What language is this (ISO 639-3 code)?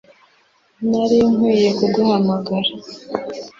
kin